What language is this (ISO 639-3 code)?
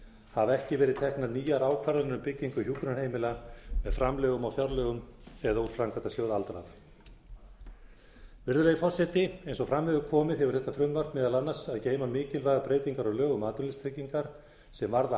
isl